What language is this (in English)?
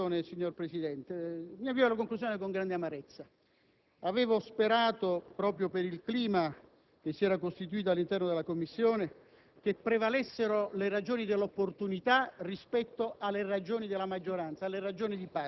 Italian